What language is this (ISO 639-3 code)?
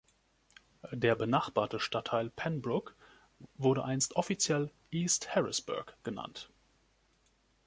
deu